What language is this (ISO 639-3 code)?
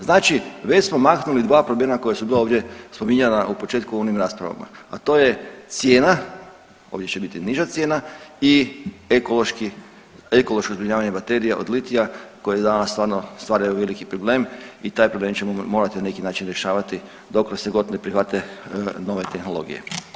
hrv